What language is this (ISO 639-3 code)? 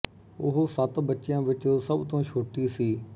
pan